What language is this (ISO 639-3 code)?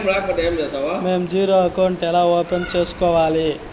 tel